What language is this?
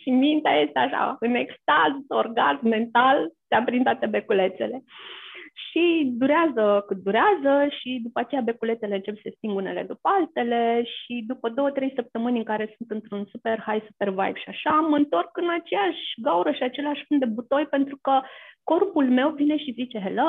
Romanian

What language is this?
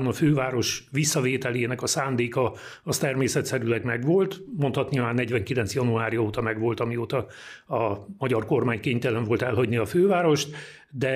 Hungarian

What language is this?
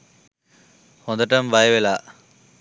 Sinhala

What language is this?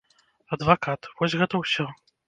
Belarusian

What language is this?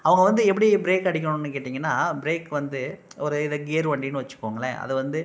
Tamil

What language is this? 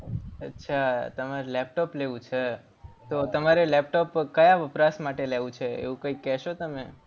Gujarati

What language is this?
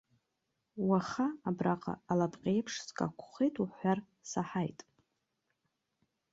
Abkhazian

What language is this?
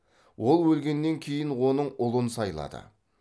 Kazakh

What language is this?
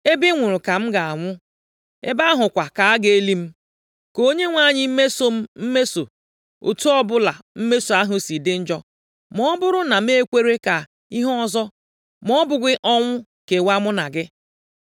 Igbo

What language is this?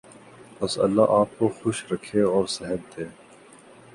Urdu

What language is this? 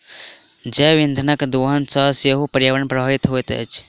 Maithili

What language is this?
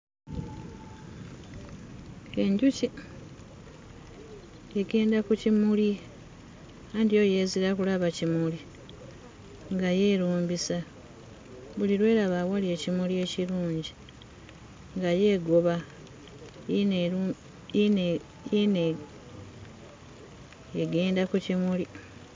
Ganda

